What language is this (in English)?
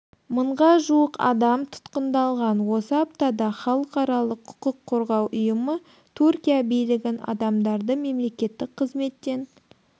Kazakh